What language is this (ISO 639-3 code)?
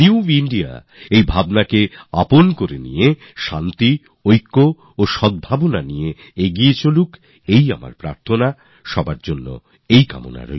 ben